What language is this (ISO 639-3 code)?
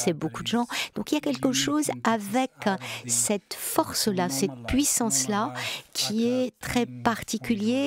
fra